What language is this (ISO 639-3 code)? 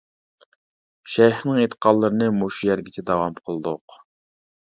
uig